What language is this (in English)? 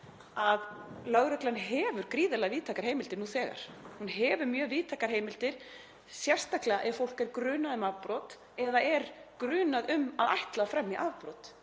Icelandic